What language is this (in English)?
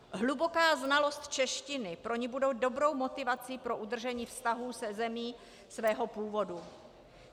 Czech